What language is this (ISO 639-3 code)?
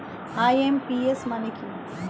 ben